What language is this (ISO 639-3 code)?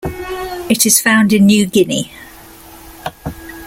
eng